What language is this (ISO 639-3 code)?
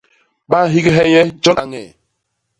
bas